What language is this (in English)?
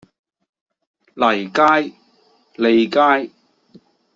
Cantonese